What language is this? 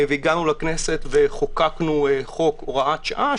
Hebrew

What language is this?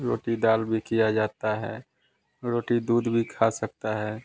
Hindi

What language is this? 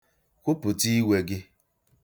Igbo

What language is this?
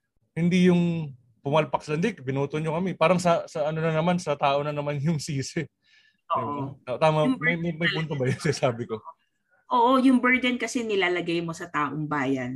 Filipino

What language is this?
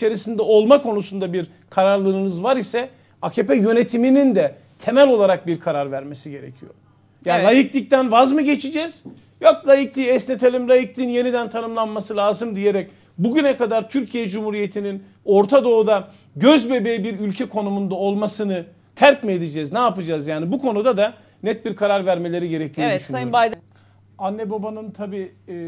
Turkish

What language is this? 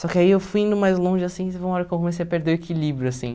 Portuguese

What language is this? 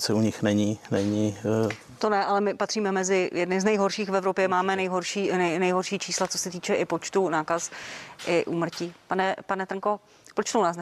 Czech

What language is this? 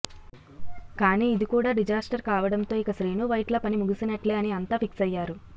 Telugu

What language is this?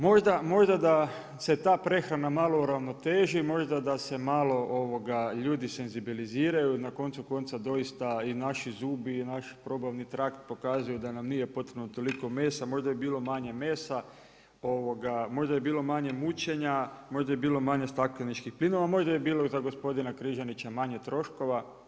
Croatian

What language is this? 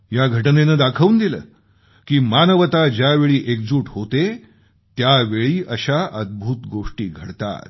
Marathi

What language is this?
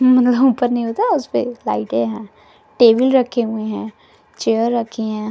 Hindi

